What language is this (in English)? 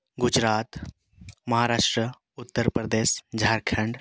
Santali